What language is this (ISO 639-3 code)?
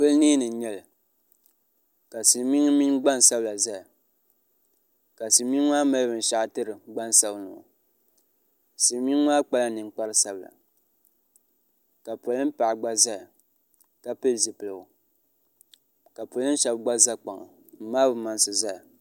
dag